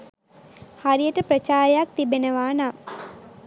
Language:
Sinhala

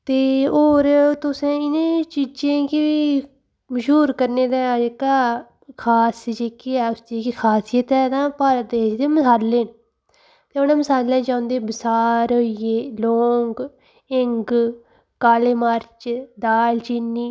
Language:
Dogri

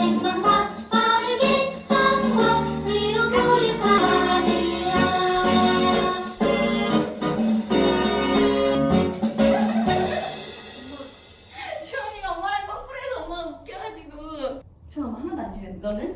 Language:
Korean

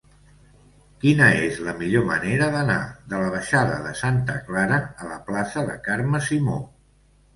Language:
Catalan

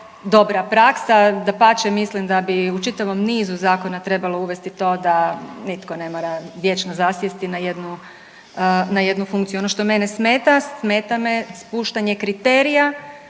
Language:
Croatian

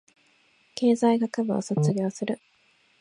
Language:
Japanese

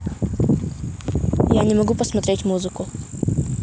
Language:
Russian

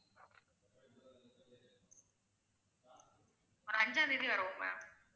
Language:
Tamil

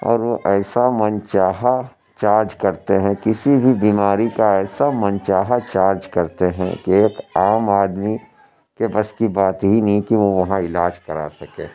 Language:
Urdu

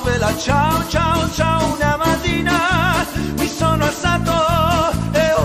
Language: Romanian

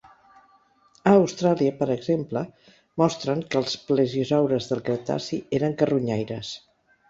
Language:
Catalan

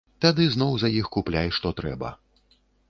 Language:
Belarusian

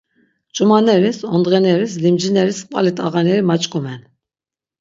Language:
Laz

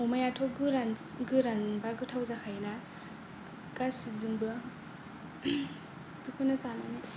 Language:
Bodo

